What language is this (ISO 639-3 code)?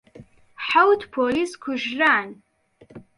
ckb